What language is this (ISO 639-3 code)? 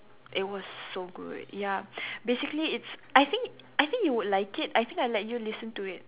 eng